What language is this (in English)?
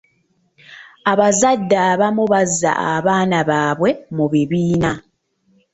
Ganda